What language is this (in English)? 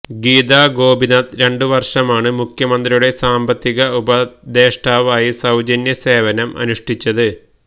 Malayalam